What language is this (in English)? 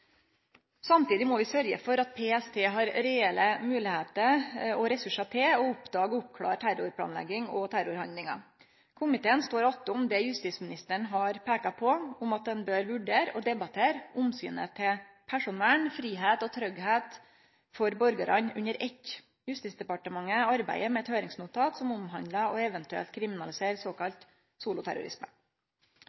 Norwegian Nynorsk